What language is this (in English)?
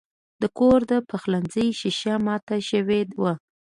Pashto